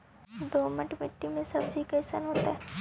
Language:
Magahi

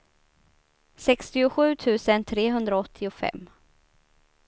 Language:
Swedish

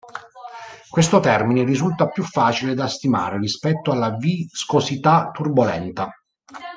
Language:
Italian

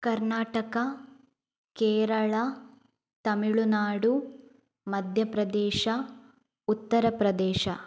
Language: Kannada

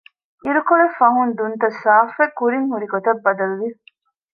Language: Divehi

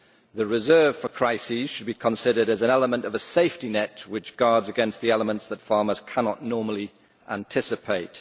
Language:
English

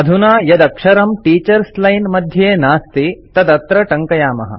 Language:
Sanskrit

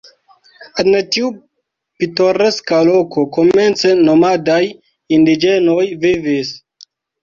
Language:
Esperanto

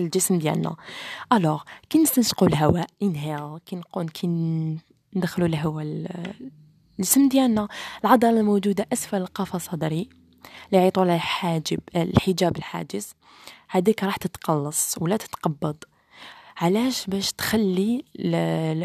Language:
Arabic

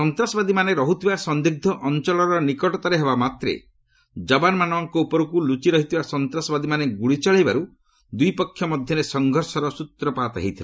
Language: Odia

